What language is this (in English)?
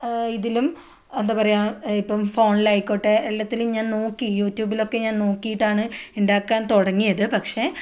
Malayalam